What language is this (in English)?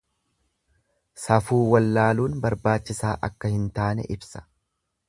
Oromo